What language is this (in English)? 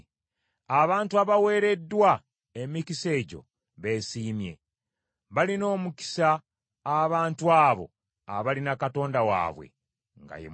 Ganda